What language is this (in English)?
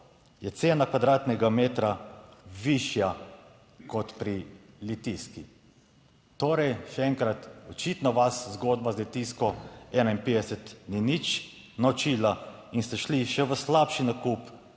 Slovenian